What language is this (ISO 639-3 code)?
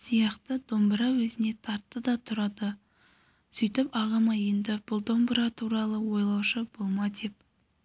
kaz